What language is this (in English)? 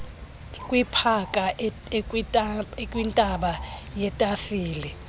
Xhosa